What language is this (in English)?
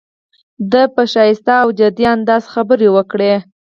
Pashto